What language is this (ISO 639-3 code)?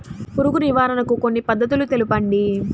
tel